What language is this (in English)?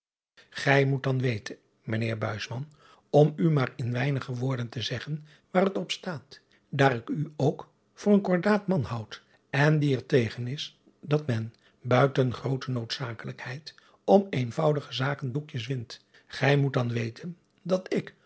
Dutch